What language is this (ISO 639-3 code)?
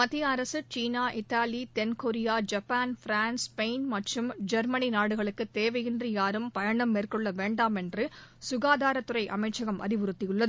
tam